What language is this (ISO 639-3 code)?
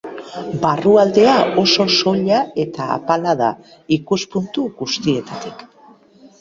eus